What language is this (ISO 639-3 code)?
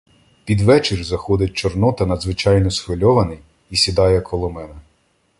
ukr